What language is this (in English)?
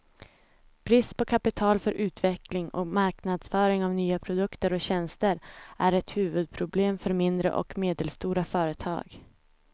Swedish